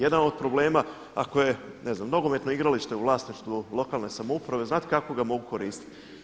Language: Croatian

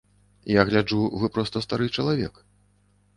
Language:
Belarusian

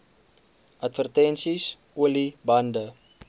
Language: Afrikaans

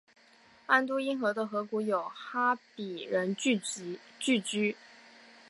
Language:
Chinese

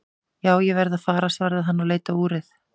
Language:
Icelandic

